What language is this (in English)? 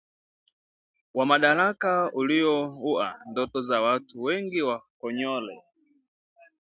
Swahili